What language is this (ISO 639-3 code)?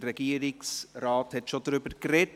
gsw